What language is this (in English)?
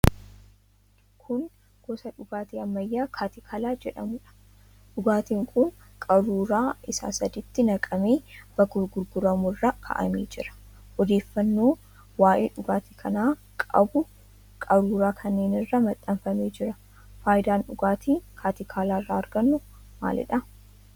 Oromo